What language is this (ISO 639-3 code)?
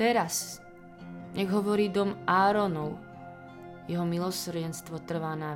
slk